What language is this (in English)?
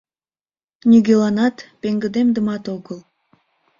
Mari